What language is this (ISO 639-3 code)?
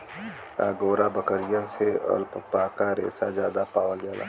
bho